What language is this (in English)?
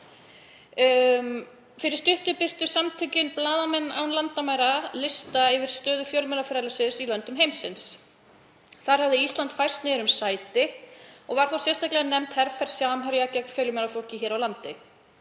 Icelandic